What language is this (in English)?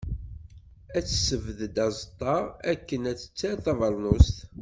Kabyle